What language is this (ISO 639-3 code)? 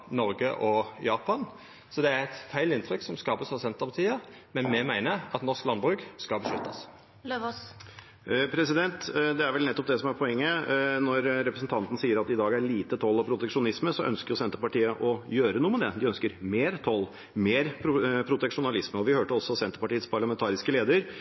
nor